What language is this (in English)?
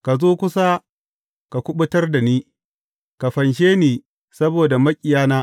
Hausa